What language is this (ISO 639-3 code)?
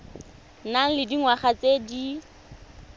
tsn